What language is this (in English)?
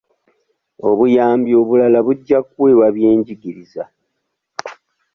Ganda